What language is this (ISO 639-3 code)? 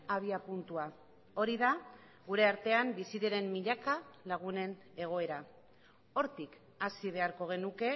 eus